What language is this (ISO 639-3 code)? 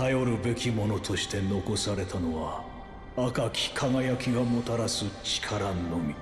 jpn